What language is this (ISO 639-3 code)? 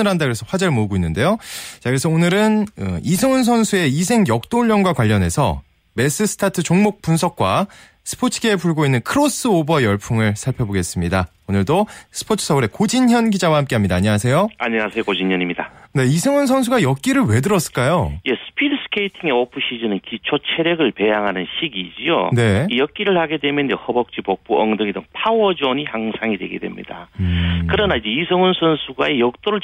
kor